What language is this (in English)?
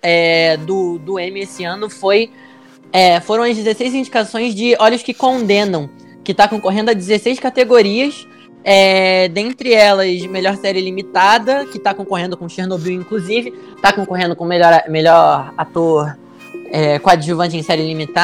Portuguese